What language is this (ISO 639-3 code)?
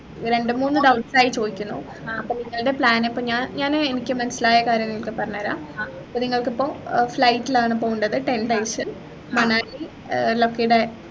mal